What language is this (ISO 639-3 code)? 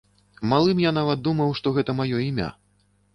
bel